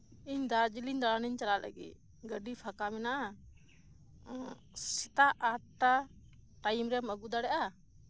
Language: Santali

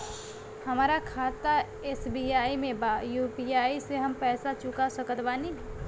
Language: Bhojpuri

